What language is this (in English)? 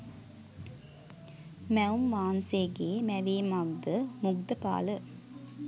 Sinhala